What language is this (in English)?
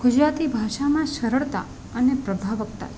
Gujarati